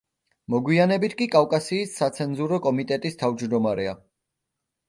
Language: Georgian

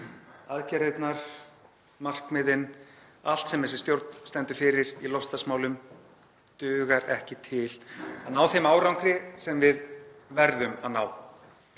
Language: Icelandic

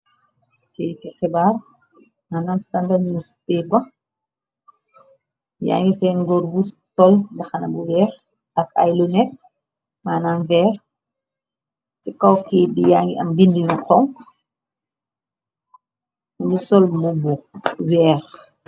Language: Wolof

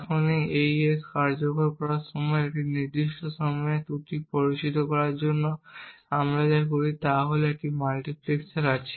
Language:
Bangla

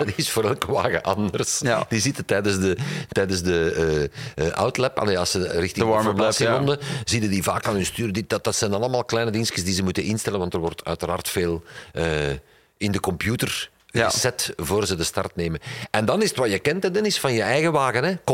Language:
Dutch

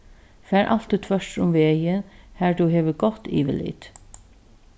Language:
Faroese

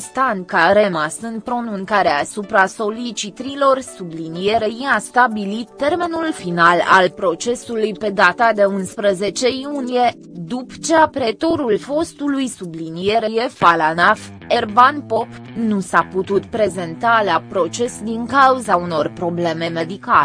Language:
Romanian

